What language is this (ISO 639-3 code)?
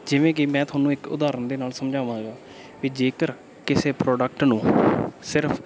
pan